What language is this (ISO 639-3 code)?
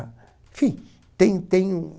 por